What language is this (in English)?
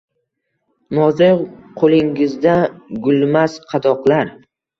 Uzbek